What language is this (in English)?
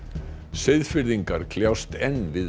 Icelandic